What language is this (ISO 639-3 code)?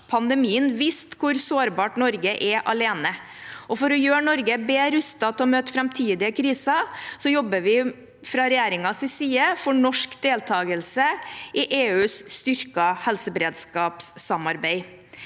nor